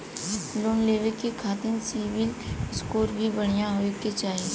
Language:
Bhojpuri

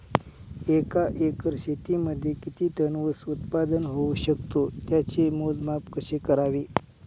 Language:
Marathi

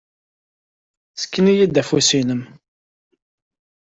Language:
Kabyle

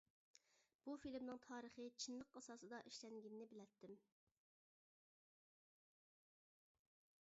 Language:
Uyghur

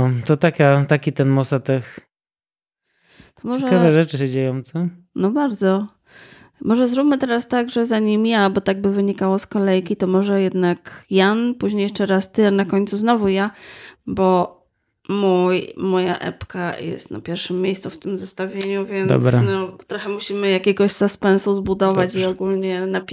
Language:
Polish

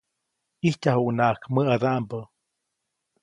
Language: Copainalá Zoque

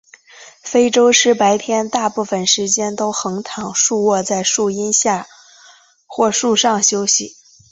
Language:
Chinese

